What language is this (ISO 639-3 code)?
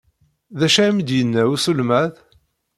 kab